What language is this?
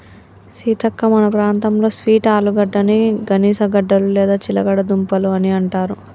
Telugu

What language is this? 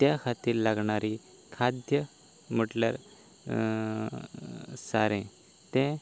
Konkani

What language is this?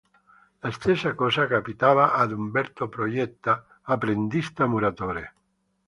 Italian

